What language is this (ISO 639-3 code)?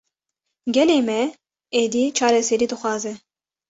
kur